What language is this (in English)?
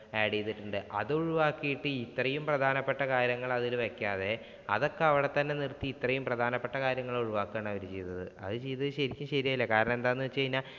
Malayalam